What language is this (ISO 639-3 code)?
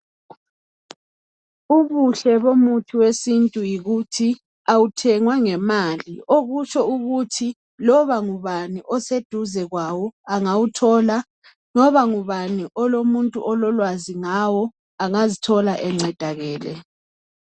nde